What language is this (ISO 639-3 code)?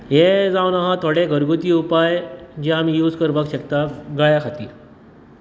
kok